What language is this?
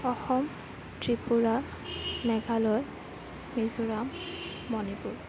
Assamese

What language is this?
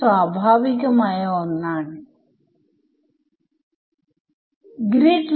Malayalam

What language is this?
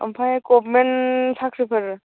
Bodo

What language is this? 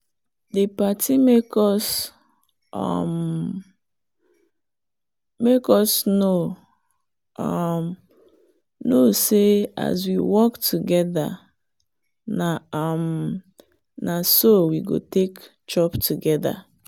Nigerian Pidgin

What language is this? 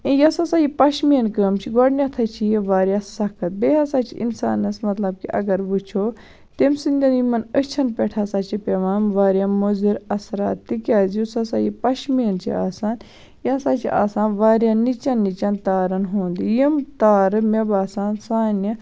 Kashmiri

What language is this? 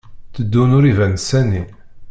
Kabyle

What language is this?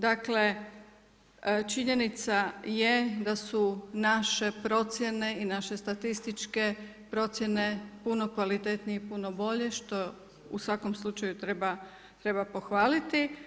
Croatian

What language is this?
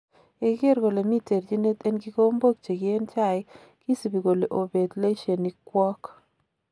Kalenjin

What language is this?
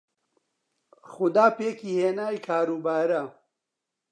Central Kurdish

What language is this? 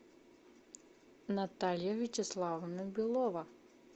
Russian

